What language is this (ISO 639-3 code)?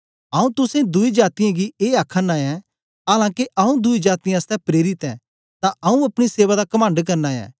doi